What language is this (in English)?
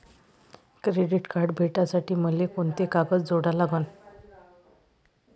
Marathi